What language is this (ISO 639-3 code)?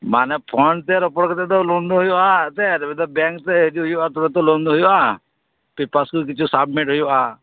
sat